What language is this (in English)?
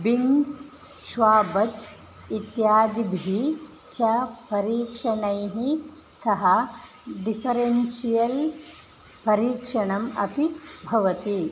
Sanskrit